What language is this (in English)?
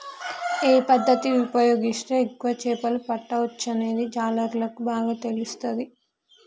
Telugu